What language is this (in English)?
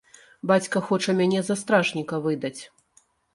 Belarusian